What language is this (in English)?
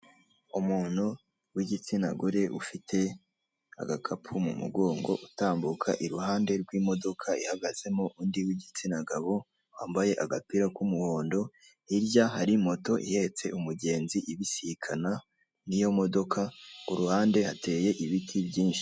Kinyarwanda